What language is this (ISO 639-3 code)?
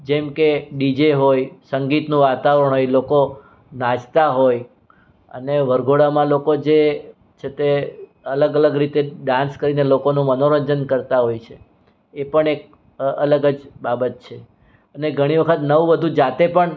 guj